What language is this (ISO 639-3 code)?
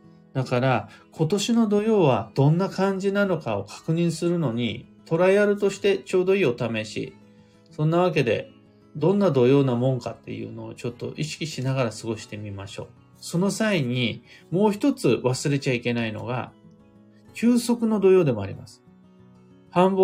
jpn